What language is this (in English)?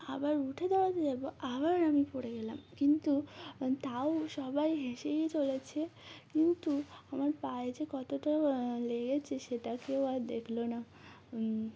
Bangla